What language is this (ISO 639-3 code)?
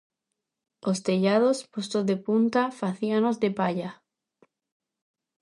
glg